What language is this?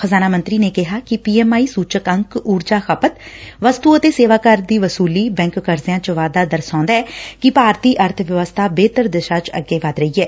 Punjabi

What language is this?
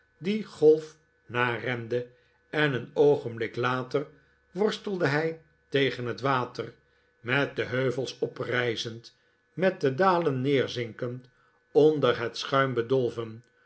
Dutch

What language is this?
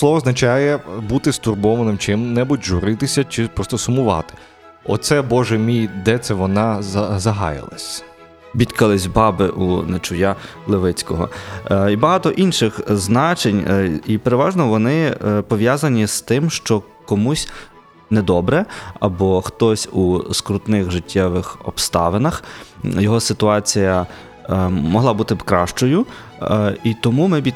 Ukrainian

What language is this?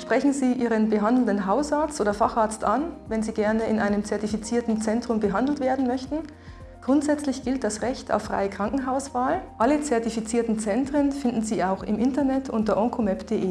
German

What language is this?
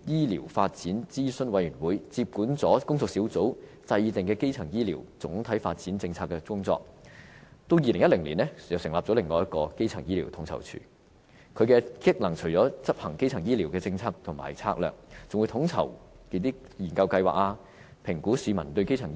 Cantonese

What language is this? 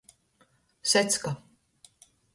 Latgalian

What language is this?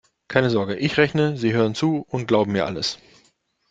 German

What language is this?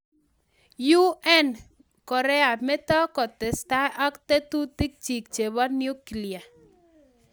Kalenjin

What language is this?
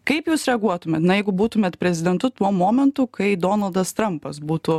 Lithuanian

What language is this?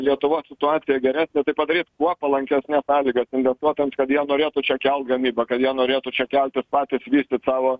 Lithuanian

